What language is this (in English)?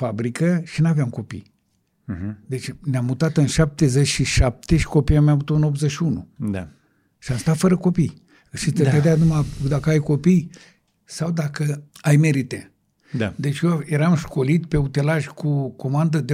Romanian